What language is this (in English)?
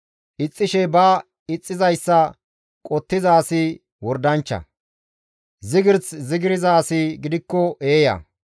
Gamo